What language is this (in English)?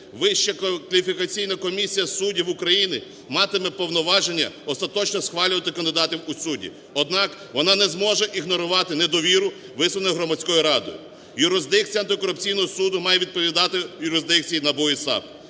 Ukrainian